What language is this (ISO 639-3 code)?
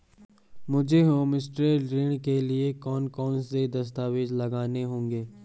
hin